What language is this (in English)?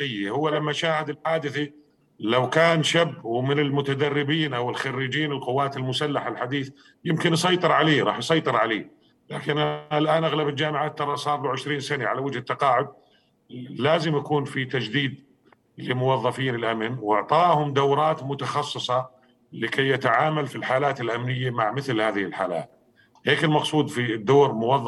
Arabic